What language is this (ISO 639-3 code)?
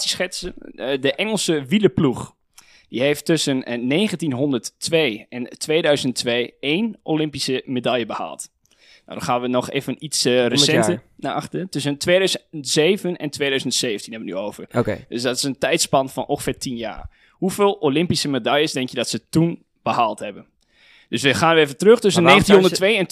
nld